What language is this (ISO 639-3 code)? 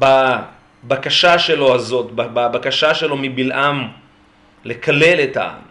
heb